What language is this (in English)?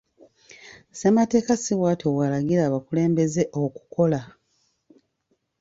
Ganda